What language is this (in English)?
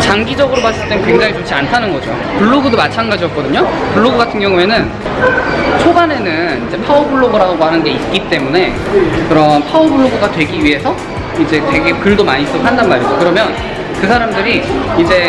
Korean